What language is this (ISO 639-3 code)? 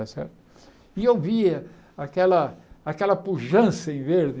por